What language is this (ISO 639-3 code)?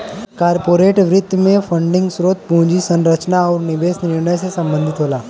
bho